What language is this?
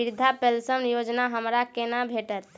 Maithili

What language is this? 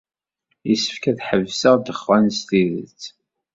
Kabyle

